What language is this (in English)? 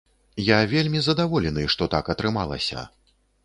Belarusian